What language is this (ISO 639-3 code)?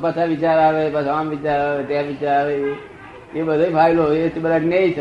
guj